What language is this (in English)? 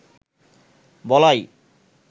Bangla